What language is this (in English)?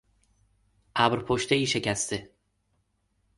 Persian